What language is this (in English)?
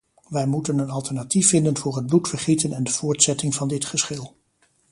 Dutch